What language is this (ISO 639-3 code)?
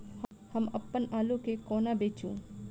mai